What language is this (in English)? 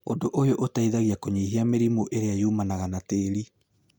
Kikuyu